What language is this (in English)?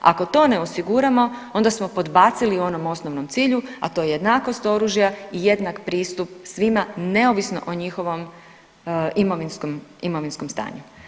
Croatian